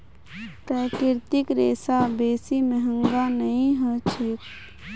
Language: Magahi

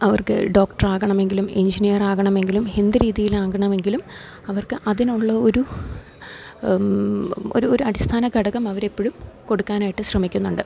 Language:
Malayalam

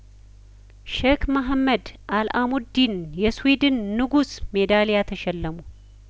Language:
Amharic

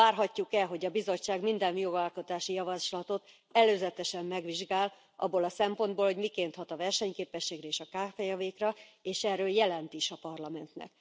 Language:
Hungarian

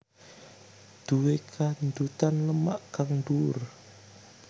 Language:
Javanese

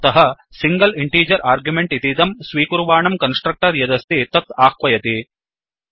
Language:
Sanskrit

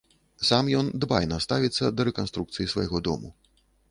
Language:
Belarusian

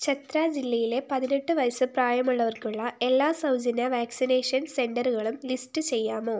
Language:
Malayalam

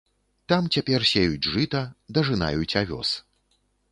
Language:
Belarusian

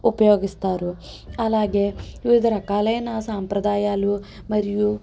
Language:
Telugu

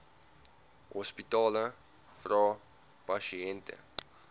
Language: Afrikaans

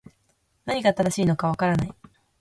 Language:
Japanese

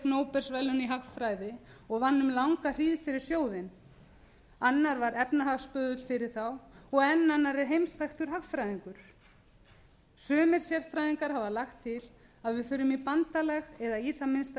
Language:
Icelandic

